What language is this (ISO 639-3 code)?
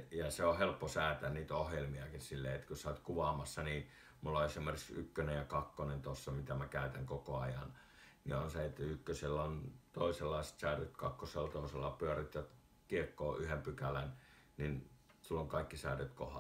fin